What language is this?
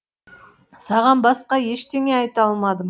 Kazakh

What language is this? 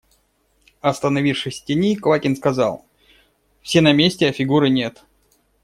Russian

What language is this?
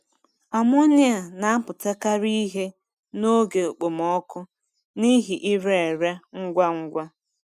Igbo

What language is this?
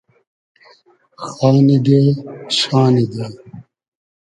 Hazaragi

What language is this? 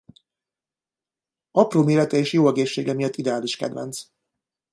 Hungarian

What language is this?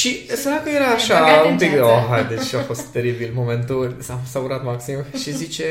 Romanian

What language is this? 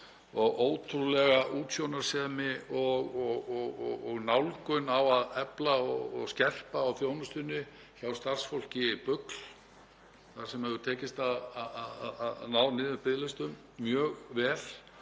Icelandic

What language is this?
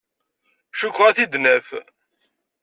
Kabyle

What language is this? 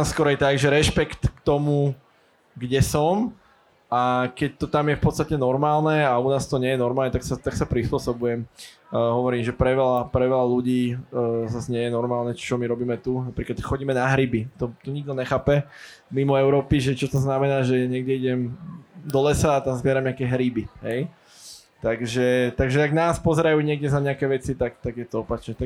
Slovak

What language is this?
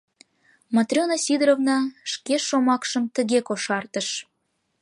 Mari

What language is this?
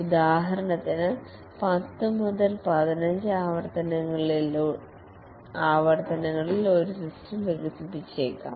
Malayalam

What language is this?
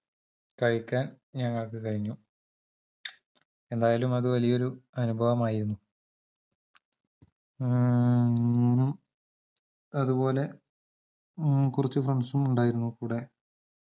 Malayalam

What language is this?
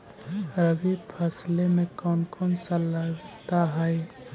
Magahi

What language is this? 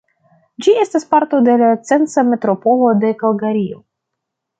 Esperanto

